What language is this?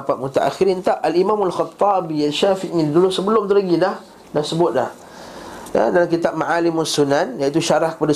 Malay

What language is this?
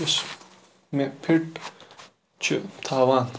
Kashmiri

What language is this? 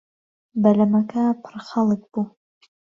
Central Kurdish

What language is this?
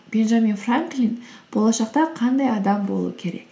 Kazakh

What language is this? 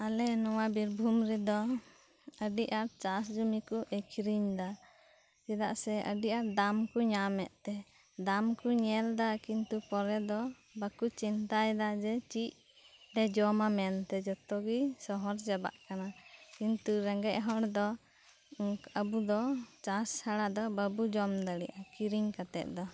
Santali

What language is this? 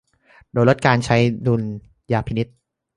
Thai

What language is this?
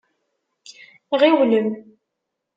Kabyle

